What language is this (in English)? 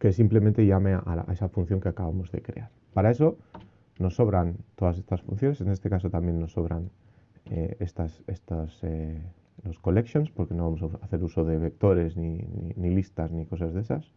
Spanish